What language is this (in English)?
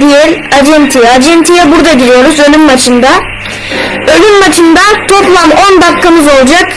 Turkish